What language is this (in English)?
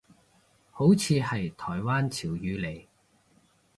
Cantonese